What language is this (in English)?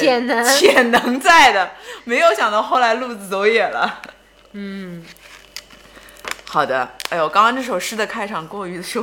Chinese